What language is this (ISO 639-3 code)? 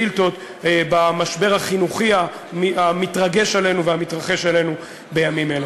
heb